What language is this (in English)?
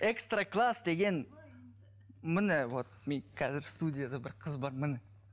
Kazakh